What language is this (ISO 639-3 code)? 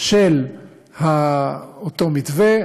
heb